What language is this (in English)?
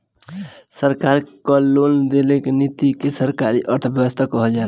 Bhojpuri